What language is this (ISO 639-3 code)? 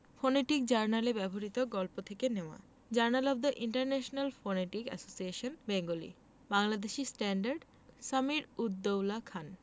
ben